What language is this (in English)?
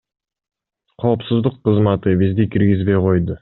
Kyrgyz